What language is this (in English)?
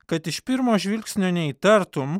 Lithuanian